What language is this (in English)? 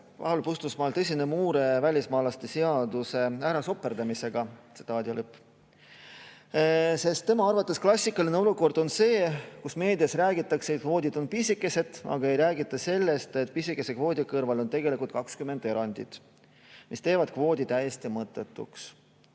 Estonian